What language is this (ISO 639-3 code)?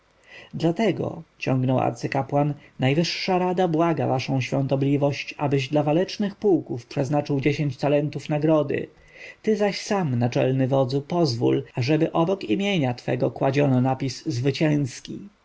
pol